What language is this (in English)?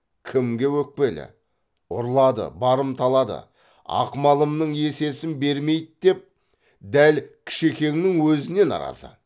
Kazakh